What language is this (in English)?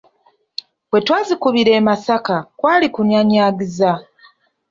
Ganda